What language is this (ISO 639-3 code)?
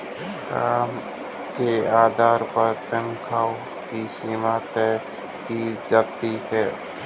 hin